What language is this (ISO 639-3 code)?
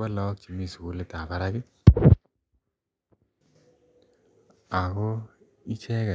kln